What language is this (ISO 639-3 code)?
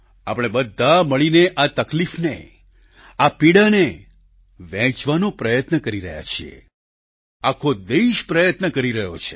guj